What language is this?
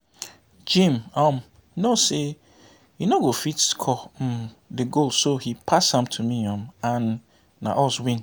Nigerian Pidgin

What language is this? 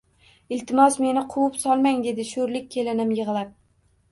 Uzbek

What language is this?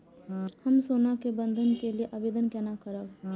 Maithili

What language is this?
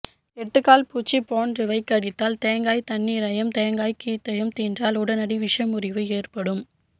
Tamil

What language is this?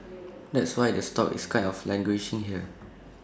English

